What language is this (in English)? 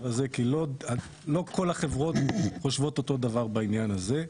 Hebrew